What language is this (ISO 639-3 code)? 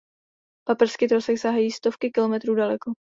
ces